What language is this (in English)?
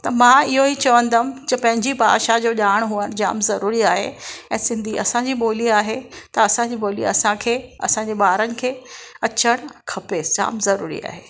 Sindhi